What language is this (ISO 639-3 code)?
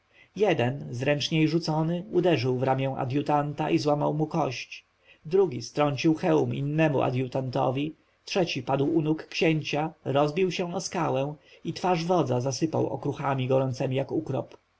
pol